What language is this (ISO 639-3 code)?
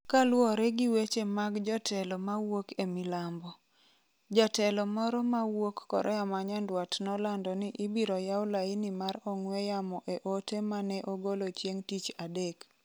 luo